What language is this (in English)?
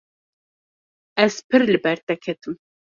Kurdish